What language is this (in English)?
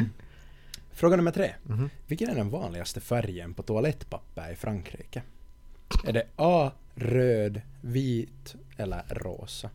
Swedish